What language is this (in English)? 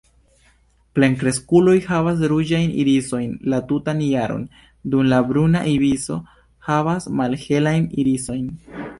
Esperanto